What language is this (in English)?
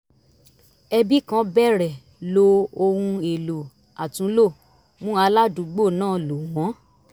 Yoruba